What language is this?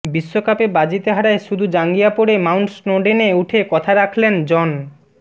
Bangla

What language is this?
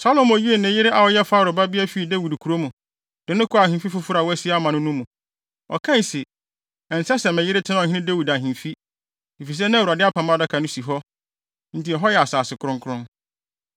Akan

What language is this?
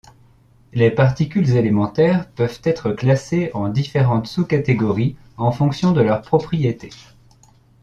French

